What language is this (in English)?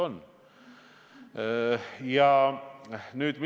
Estonian